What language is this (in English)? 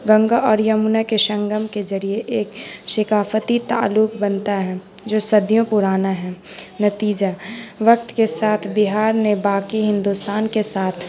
Urdu